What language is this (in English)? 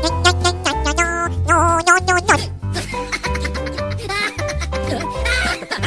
Indonesian